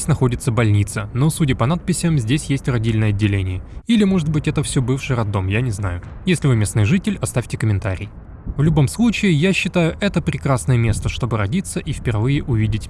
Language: Russian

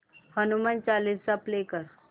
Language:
Marathi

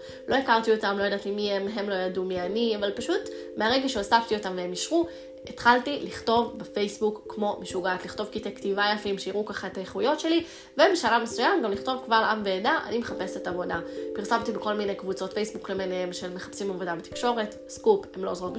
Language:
Hebrew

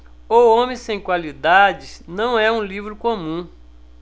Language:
Portuguese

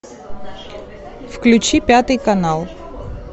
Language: Russian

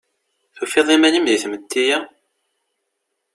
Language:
Kabyle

